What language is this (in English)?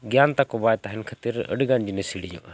Santali